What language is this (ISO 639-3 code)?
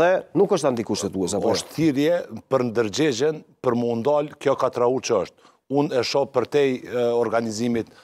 ron